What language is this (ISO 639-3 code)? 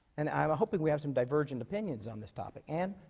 eng